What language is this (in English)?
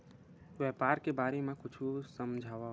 Chhattisgarhi